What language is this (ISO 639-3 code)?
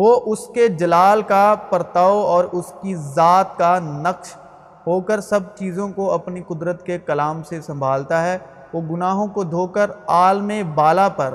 urd